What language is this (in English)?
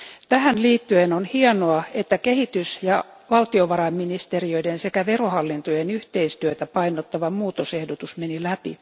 Finnish